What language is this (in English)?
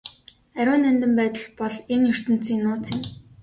Mongolian